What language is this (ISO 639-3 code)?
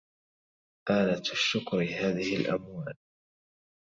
ara